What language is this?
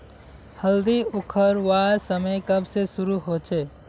Magahi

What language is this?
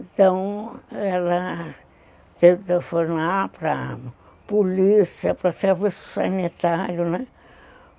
Portuguese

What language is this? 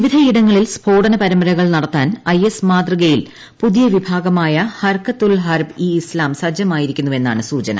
Malayalam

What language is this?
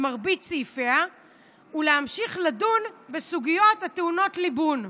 Hebrew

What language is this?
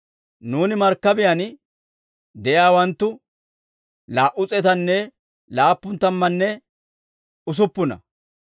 Dawro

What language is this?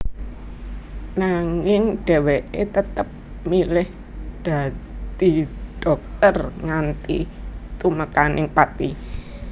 Javanese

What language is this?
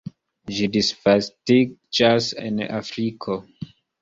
Esperanto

